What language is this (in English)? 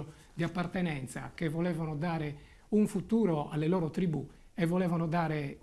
Italian